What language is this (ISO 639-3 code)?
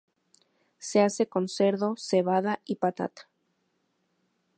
spa